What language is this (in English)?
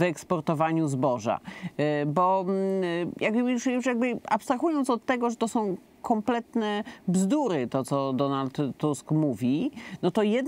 Polish